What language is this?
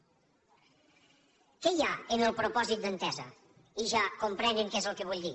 Catalan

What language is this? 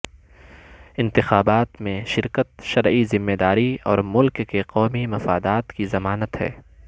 Urdu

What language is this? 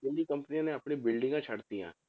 Punjabi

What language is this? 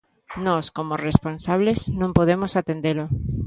Galician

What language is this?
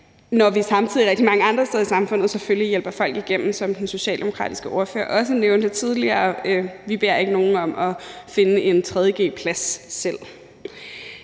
Danish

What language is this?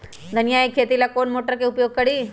Magahi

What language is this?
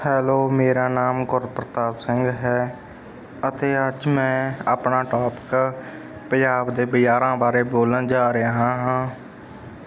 Punjabi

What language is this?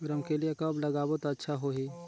Chhattisgarhi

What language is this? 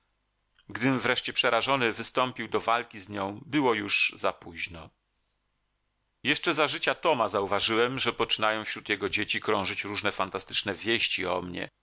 Polish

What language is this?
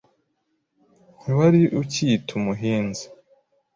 Kinyarwanda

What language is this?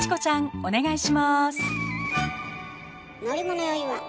Japanese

